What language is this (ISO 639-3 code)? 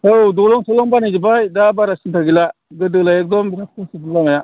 brx